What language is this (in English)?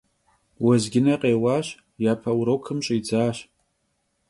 Kabardian